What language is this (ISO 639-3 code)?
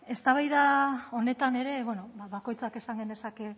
eus